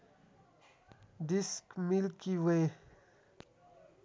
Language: Nepali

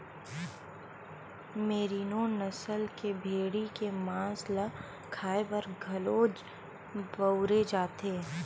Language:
Chhattisgarhi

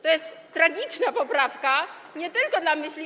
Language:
Polish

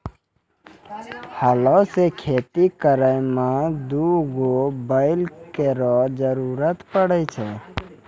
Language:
Maithili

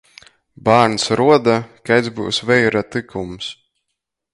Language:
Latgalian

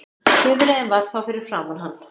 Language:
Icelandic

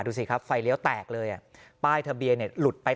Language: Thai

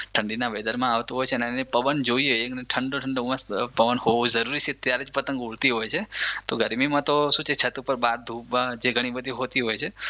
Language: Gujarati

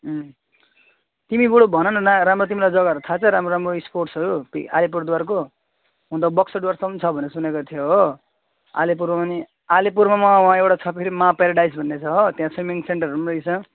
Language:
Nepali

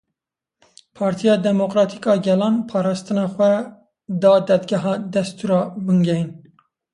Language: Kurdish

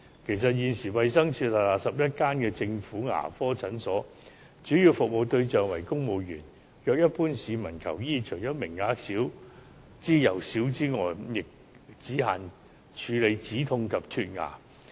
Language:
Cantonese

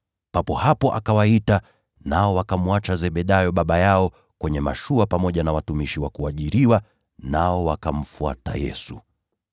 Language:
Swahili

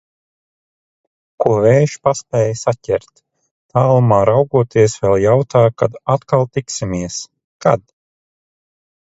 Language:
Latvian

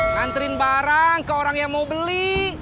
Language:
Indonesian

